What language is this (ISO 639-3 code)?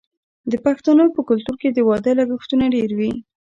pus